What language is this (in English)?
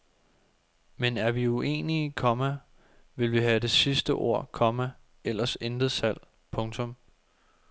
Danish